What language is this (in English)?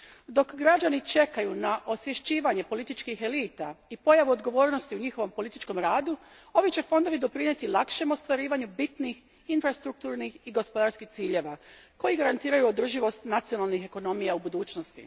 Croatian